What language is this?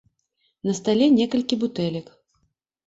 Belarusian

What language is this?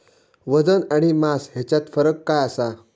Marathi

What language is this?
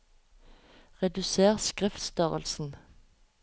Norwegian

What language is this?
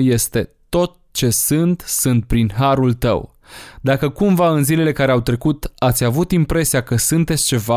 Romanian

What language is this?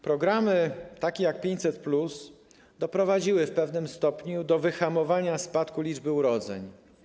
Polish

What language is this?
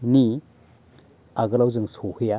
Bodo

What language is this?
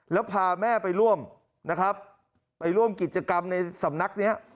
Thai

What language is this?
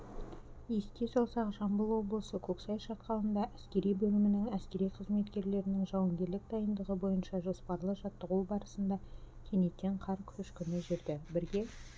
Kazakh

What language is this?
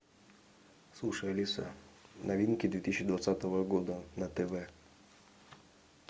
Russian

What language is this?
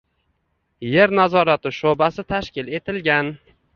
Uzbek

